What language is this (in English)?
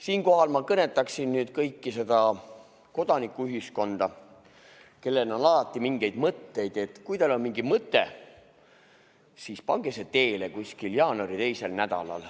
Estonian